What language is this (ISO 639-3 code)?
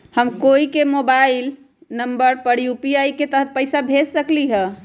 mag